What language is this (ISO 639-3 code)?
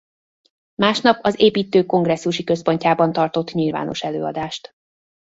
hun